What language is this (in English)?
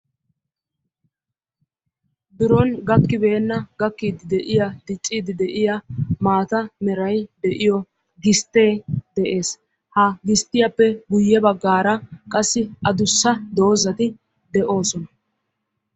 Wolaytta